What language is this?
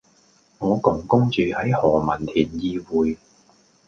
Cantonese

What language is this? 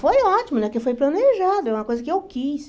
Portuguese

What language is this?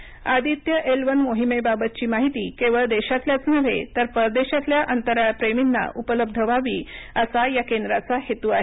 Marathi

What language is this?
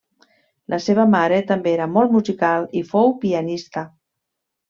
Catalan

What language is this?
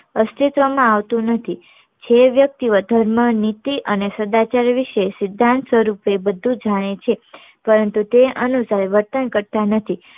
Gujarati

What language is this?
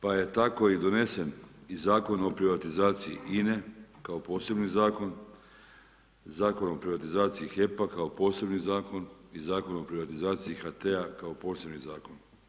Croatian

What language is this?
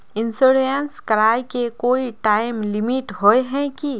Magahi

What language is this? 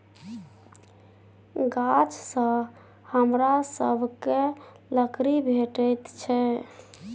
Maithili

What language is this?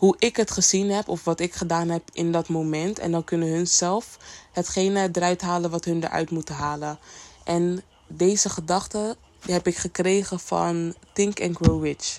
Dutch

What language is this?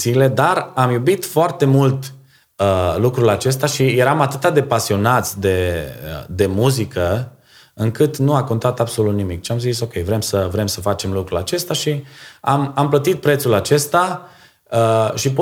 Romanian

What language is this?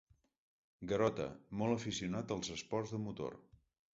Catalan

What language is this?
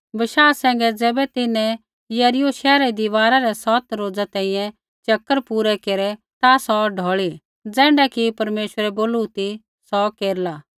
Kullu Pahari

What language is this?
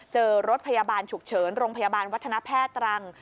Thai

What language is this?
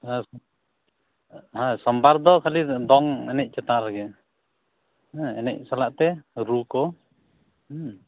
Santali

